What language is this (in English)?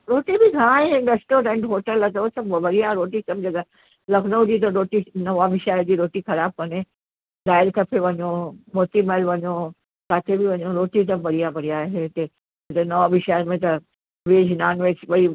Sindhi